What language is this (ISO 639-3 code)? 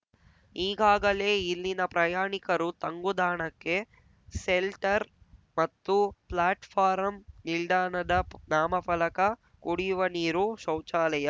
kan